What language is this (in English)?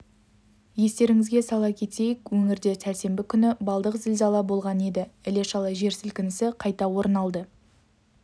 Kazakh